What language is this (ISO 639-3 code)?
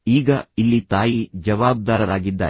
kan